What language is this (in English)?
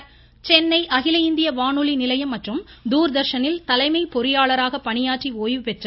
Tamil